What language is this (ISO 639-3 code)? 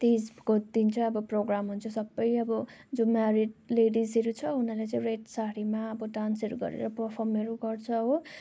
nep